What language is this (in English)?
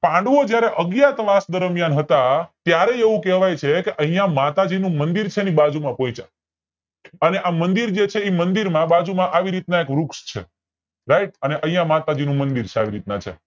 Gujarati